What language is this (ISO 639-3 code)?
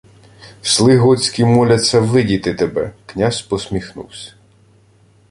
ukr